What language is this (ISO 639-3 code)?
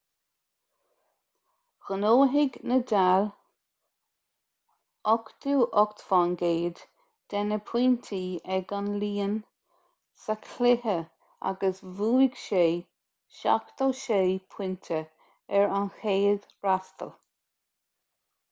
gle